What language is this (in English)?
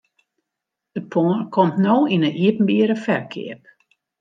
Western Frisian